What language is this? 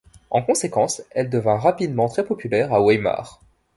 French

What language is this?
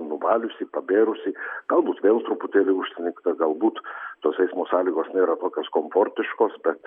Lithuanian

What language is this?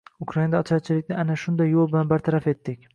Uzbek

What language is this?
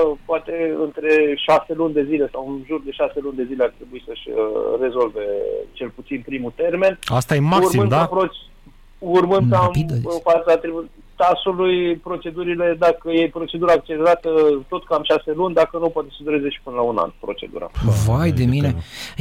Romanian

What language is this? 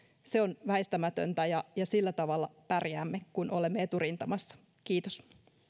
Finnish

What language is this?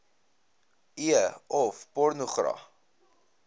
Afrikaans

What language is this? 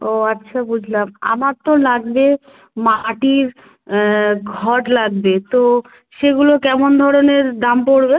Bangla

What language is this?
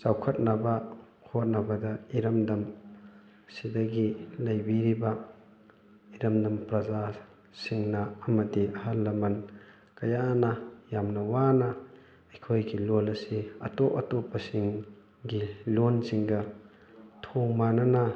Manipuri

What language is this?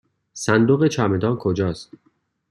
Persian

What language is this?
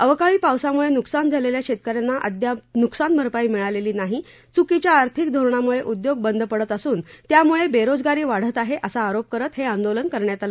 Marathi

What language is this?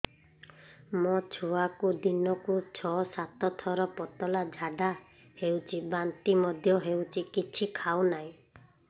Odia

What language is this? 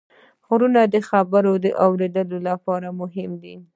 Pashto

